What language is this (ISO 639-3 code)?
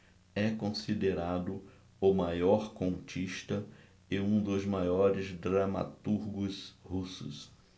por